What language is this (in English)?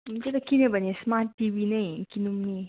Nepali